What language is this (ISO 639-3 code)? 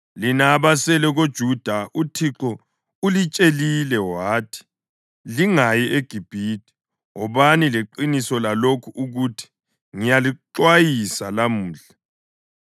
nde